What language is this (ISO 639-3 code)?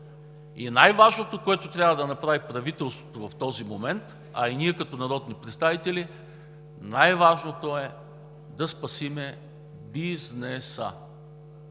bul